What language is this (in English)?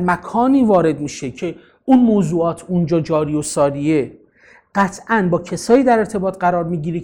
Persian